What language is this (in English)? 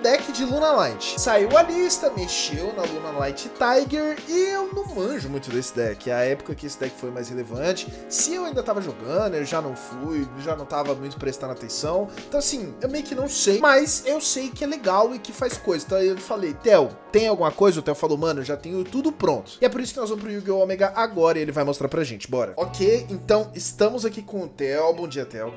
Portuguese